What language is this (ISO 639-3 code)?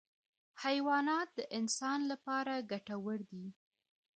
pus